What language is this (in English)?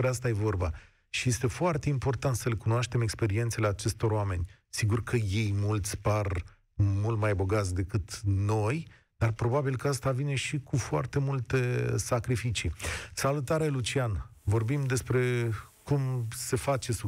Romanian